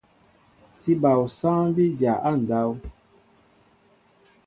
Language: Mbo (Cameroon)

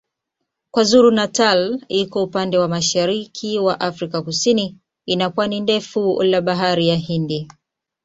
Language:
Swahili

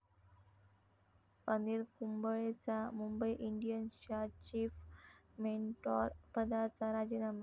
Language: Marathi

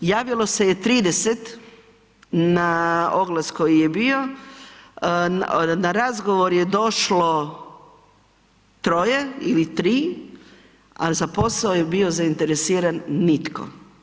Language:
Croatian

